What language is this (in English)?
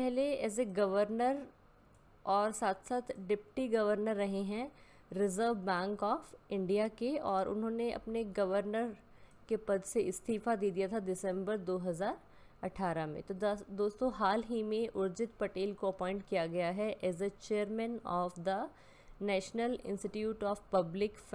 Hindi